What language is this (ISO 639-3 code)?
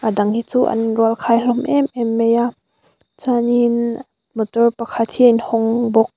lus